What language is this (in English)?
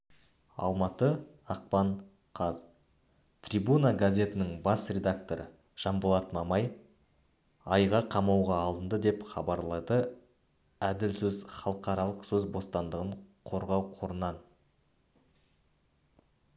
Kazakh